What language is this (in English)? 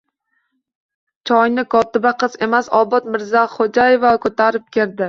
Uzbek